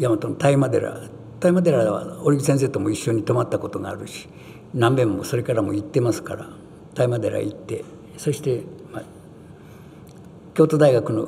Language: Japanese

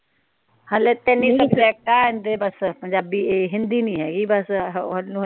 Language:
Punjabi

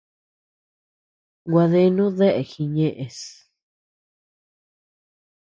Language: Tepeuxila Cuicatec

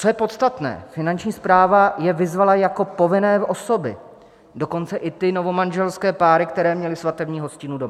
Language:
Czech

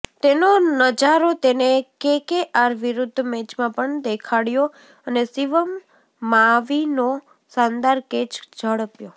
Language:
Gujarati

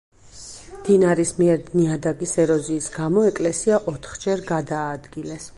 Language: Georgian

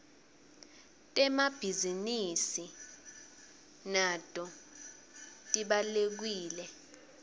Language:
Swati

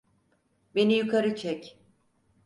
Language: Turkish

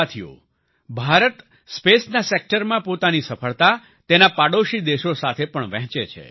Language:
Gujarati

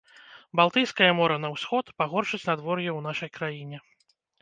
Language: Belarusian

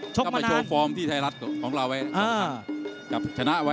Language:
Thai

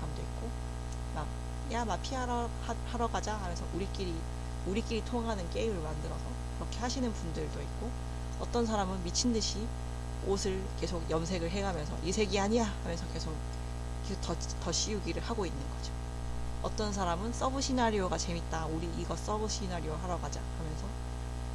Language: Korean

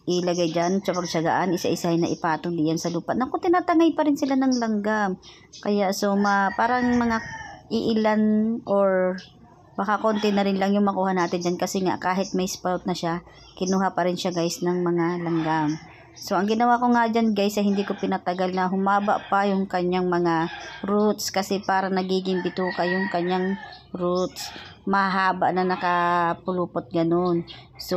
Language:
Filipino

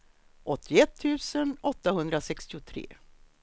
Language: Swedish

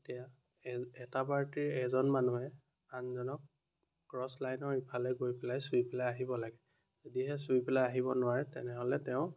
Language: Assamese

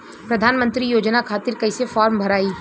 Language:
Bhojpuri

